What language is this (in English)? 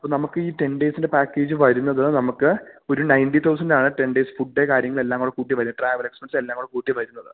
Malayalam